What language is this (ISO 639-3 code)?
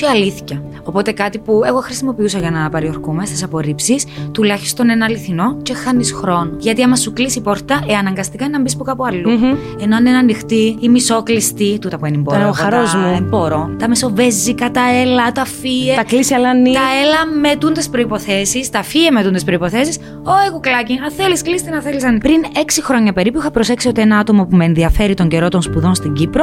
ell